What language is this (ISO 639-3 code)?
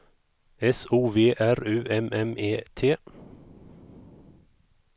swe